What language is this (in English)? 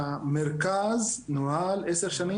Hebrew